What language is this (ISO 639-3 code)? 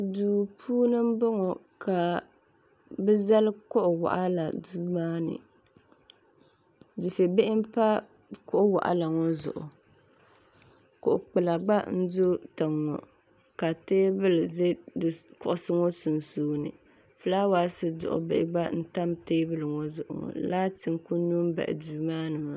dag